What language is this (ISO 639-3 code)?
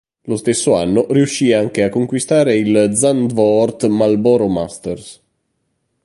ita